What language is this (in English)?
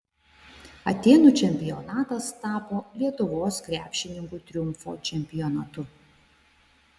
Lithuanian